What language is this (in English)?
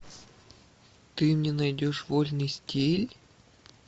Russian